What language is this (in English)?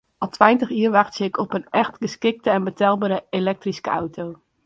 Western Frisian